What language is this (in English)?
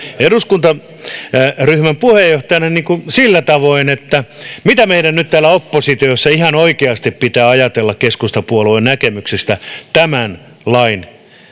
Finnish